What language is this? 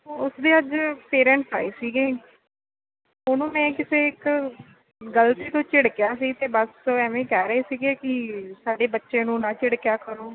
Punjabi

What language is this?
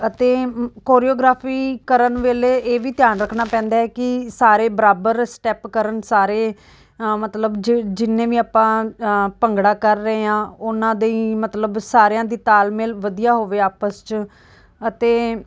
Punjabi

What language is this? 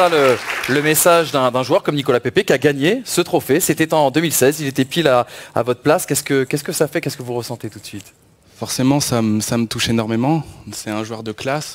French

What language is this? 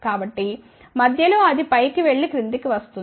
Telugu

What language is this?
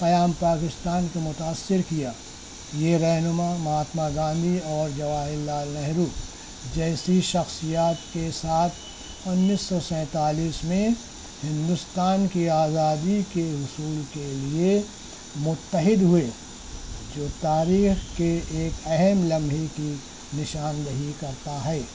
Urdu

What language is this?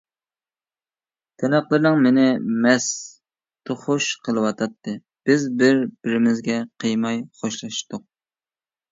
Uyghur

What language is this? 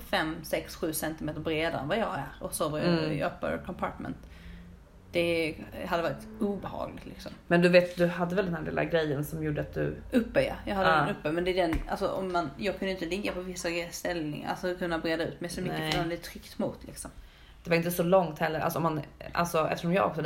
Swedish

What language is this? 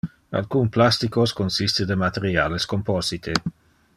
Interlingua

